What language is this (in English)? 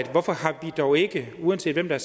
Danish